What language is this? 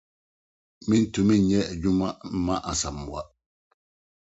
Akan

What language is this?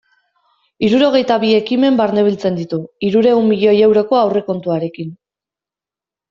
Basque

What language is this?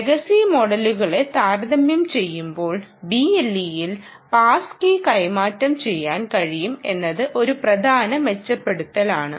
Malayalam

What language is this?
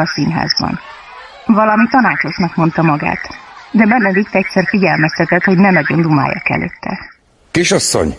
Hungarian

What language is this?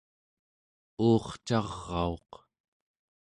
Central Yupik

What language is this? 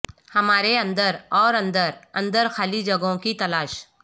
Urdu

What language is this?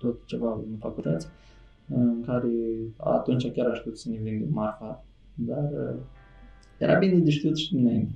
Romanian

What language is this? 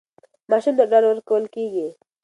Pashto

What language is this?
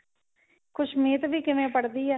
Punjabi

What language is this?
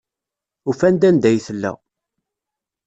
Kabyle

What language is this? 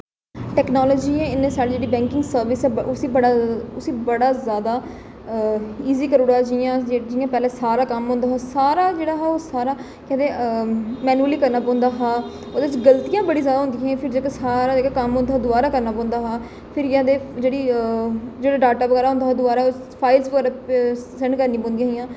Dogri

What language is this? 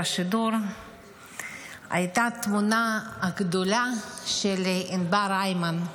Hebrew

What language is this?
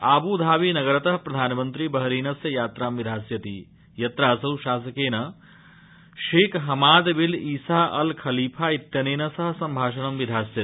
Sanskrit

